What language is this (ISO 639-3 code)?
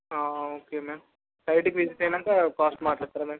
tel